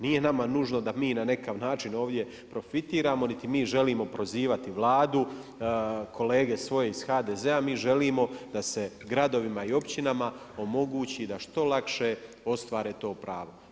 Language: Croatian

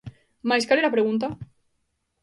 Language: Galician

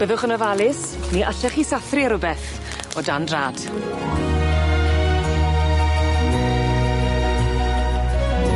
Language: Welsh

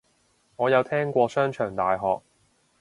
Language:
Cantonese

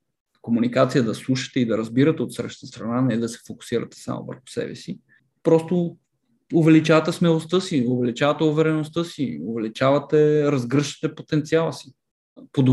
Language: Bulgarian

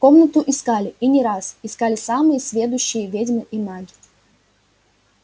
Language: Russian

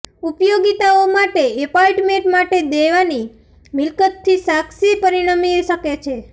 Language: Gujarati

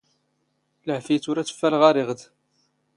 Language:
Standard Moroccan Tamazight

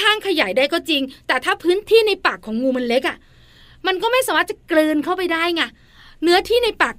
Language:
Thai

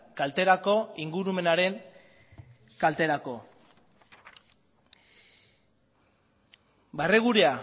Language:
Basque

